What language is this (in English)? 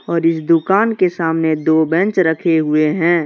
Hindi